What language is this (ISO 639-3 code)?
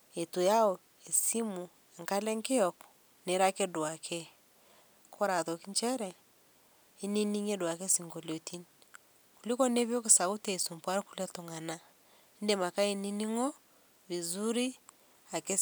mas